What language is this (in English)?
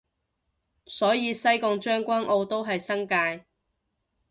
Cantonese